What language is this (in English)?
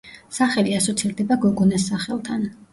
Georgian